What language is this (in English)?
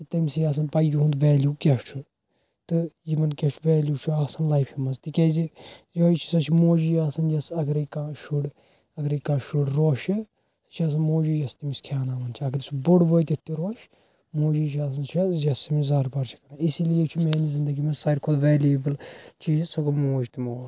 Kashmiri